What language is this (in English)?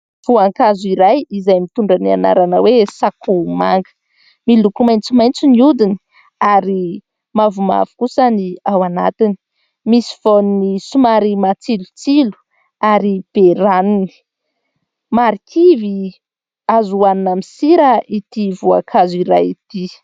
Malagasy